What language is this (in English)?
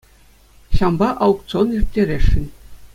Chuvash